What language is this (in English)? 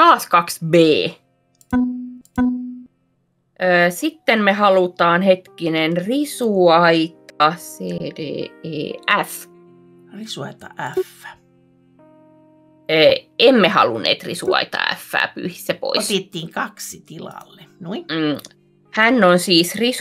Finnish